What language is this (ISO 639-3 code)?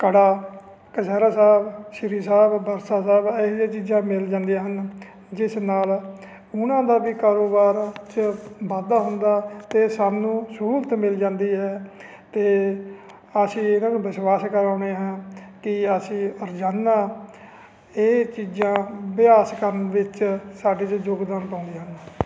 pan